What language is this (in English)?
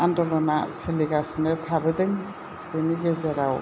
Bodo